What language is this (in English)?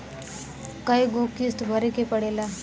Bhojpuri